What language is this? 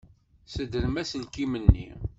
Kabyle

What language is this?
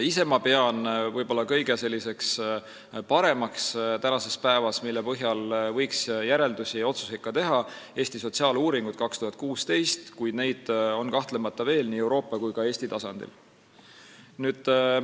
Estonian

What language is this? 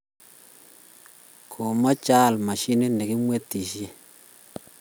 Kalenjin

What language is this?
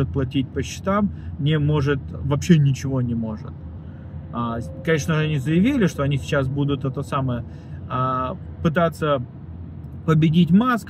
Russian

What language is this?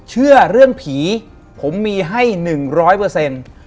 Thai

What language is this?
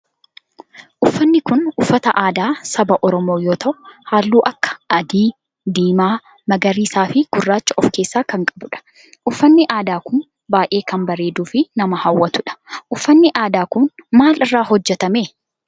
Oromo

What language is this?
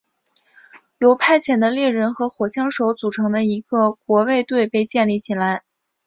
Chinese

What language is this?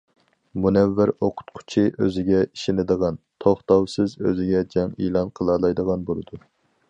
Uyghur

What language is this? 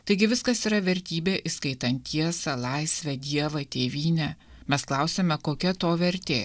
Lithuanian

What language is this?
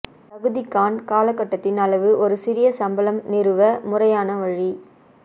Tamil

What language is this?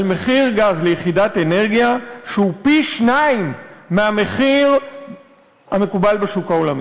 Hebrew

